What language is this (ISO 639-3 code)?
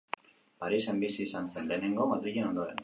eus